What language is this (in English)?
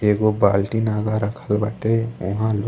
Bhojpuri